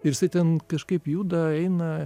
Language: Lithuanian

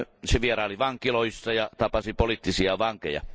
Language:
Finnish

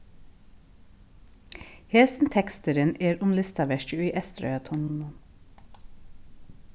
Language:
Faroese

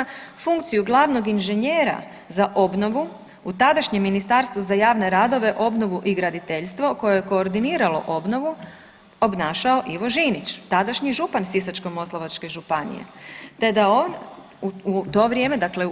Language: Croatian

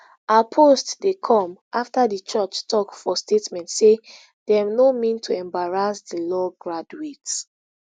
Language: Nigerian Pidgin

